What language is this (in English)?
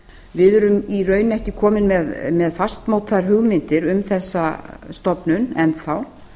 Icelandic